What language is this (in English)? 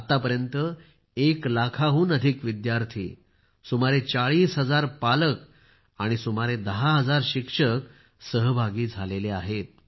Marathi